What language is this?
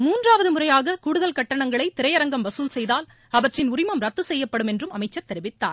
Tamil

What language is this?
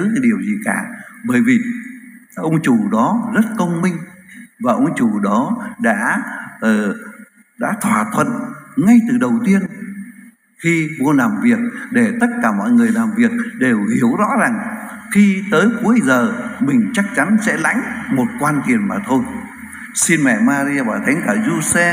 Vietnamese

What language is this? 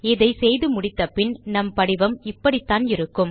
Tamil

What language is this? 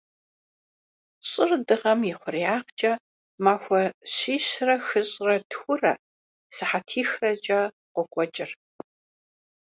Kabardian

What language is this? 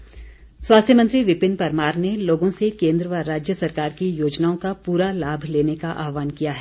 Hindi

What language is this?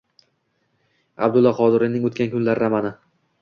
Uzbek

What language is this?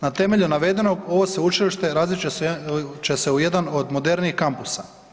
Croatian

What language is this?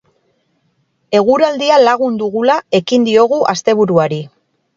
Basque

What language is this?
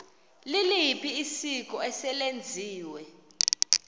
Xhosa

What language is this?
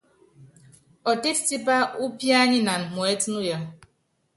Yangben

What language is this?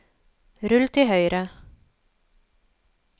Norwegian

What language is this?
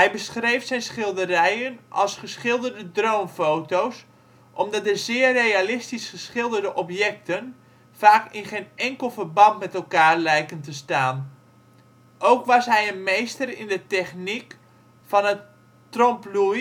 Dutch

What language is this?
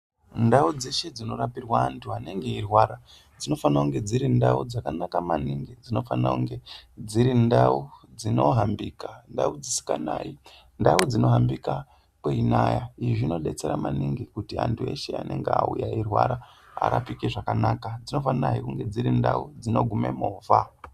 Ndau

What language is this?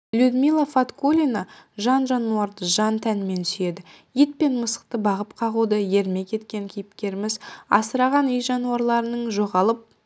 Kazakh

